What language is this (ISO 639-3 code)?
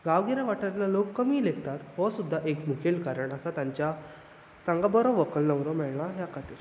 kok